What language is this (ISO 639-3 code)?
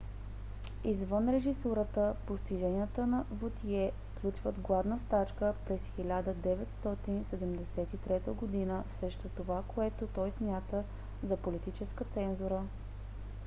bul